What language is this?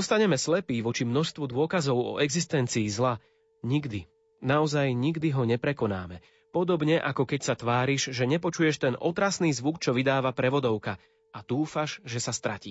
Slovak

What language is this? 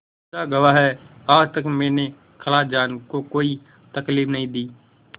Hindi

